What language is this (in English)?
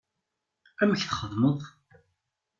Kabyle